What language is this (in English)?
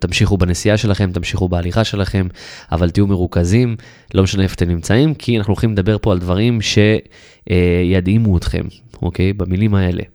Hebrew